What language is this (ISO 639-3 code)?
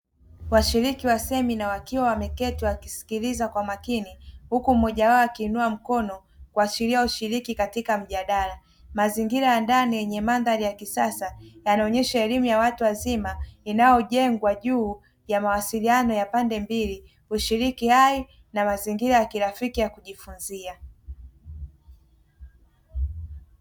swa